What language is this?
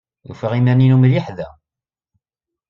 Kabyle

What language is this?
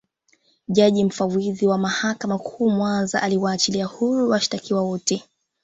Swahili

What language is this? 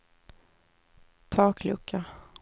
Swedish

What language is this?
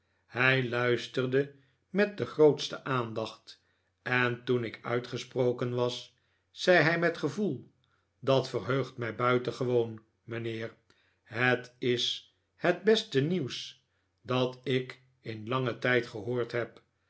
Dutch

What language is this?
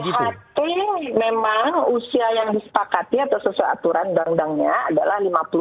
Indonesian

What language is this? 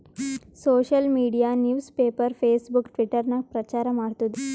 Kannada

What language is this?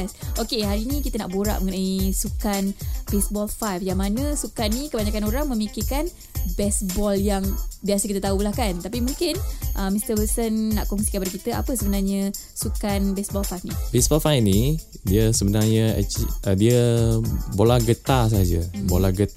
Malay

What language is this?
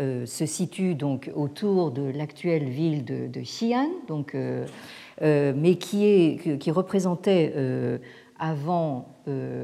French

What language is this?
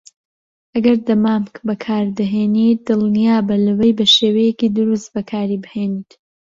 Central Kurdish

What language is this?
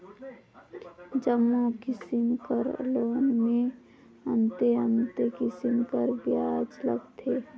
Chhattisgarhi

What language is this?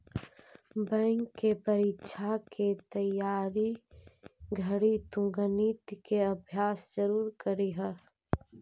Magahi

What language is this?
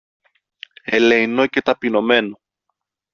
Greek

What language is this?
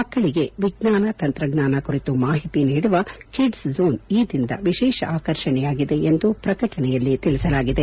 Kannada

